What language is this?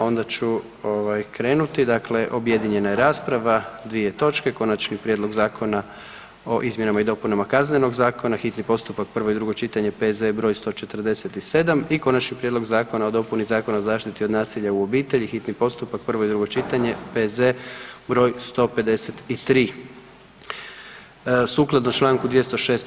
Croatian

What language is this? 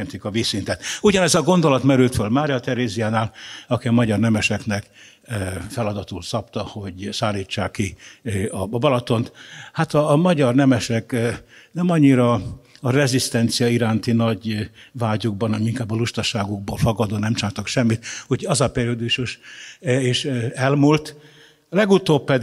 Hungarian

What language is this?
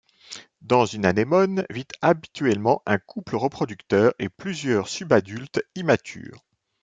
French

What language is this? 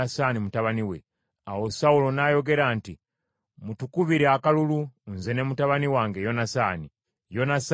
Ganda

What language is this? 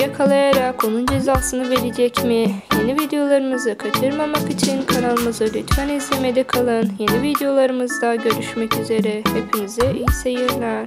Turkish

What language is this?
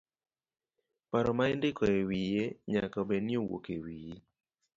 Luo (Kenya and Tanzania)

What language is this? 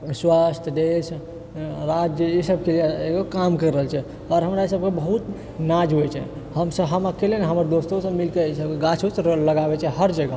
Maithili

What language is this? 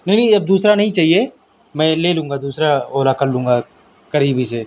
Urdu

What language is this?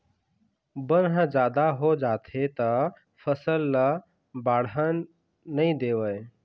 Chhattisgarhi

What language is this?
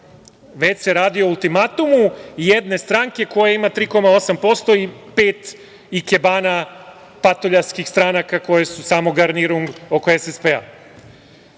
Serbian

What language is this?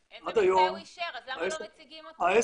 Hebrew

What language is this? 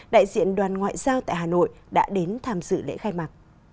Vietnamese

